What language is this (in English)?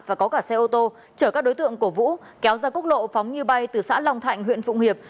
Vietnamese